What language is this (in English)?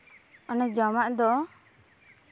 Santali